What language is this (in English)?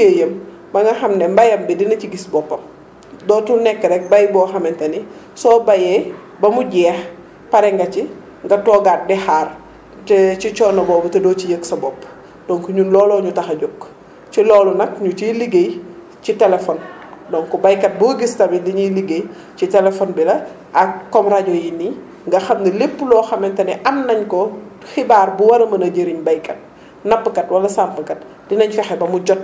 Wolof